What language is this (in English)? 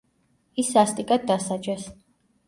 Georgian